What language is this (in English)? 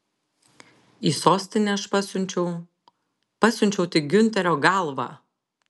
Lithuanian